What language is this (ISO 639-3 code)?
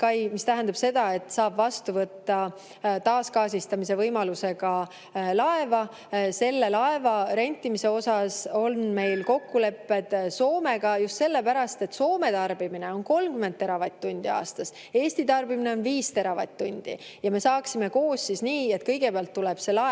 est